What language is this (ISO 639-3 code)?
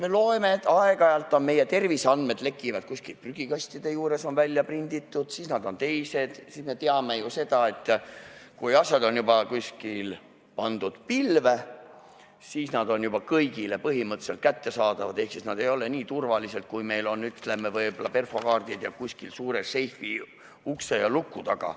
est